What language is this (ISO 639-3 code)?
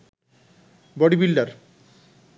ben